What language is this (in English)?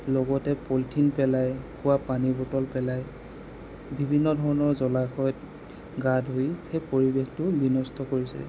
Assamese